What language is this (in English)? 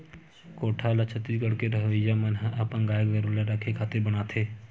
Chhattisgarhi